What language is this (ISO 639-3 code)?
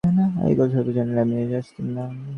ben